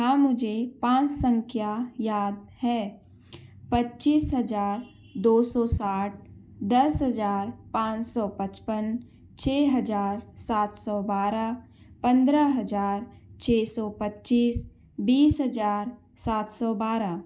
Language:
Hindi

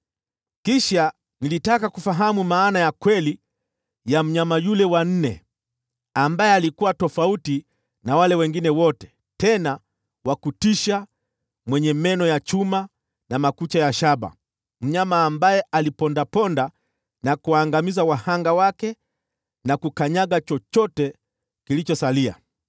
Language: Swahili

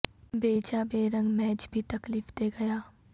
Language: Urdu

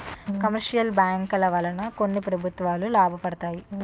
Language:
Telugu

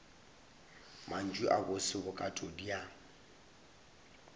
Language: Northern Sotho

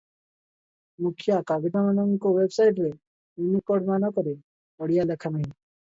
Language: Odia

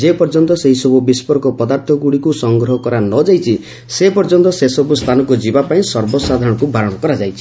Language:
Odia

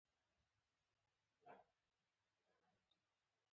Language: Pashto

